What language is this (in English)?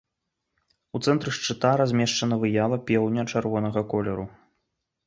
Belarusian